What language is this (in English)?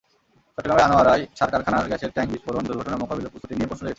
Bangla